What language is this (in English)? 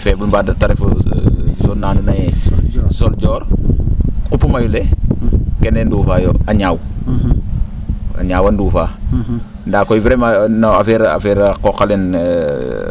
Serer